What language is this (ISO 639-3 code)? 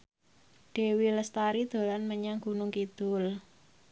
jav